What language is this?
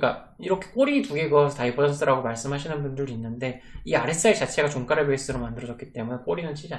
Korean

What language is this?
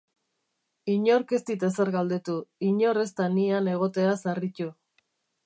Basque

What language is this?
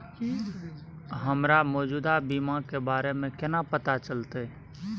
Maithili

